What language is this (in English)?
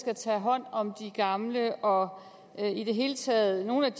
Danish